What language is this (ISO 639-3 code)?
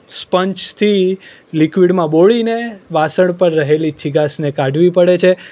guj